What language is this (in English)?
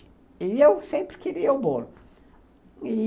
Portuguese